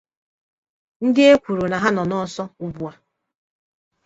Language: Igbo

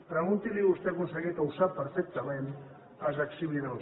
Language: Catalan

